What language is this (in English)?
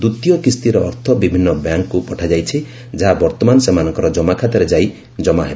Odia